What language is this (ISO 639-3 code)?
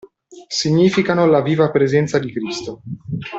ita